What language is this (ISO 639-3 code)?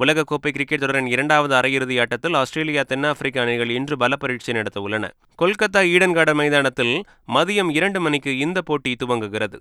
tam